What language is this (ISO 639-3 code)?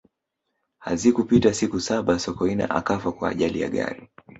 swa